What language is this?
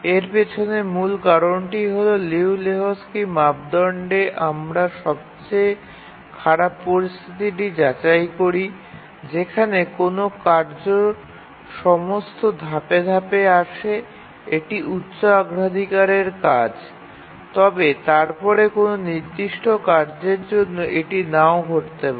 Bangla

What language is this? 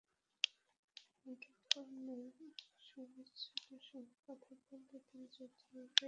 Bangla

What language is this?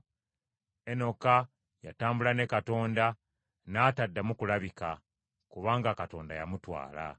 Ganda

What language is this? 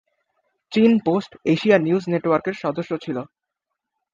Bangla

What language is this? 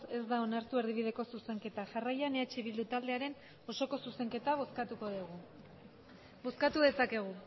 Basque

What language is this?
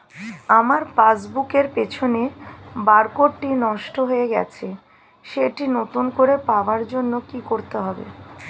Bangla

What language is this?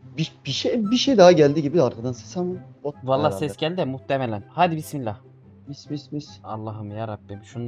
Turkish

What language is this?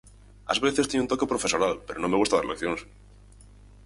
Galician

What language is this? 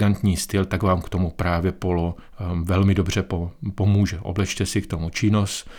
Czech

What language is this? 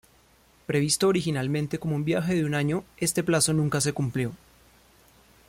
Spanish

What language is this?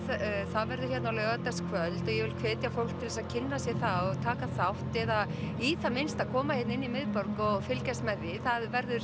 Icelandic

